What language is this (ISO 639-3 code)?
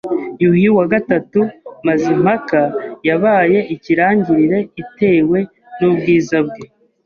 kin